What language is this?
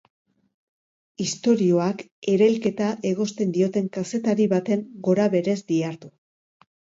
Basque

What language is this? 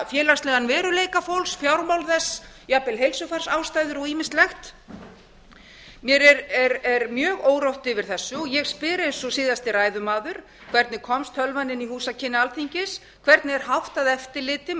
Icelandic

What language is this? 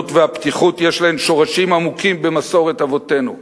Hebrew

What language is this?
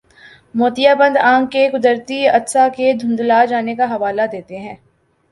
Urdu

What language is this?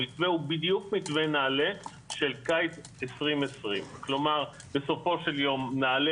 Hebrew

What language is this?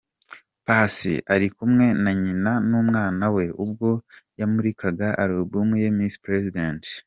Kinyarwanda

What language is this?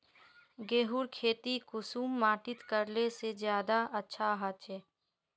Magahi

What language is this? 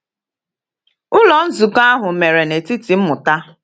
Igbo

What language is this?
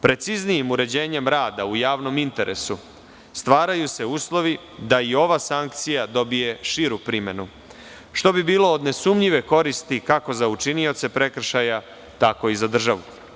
Serbian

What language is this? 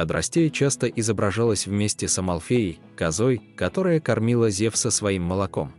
Russian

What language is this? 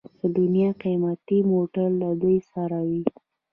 Pashto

